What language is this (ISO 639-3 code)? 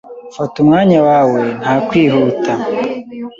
kin